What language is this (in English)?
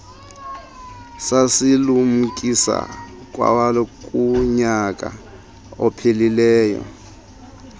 Xhosa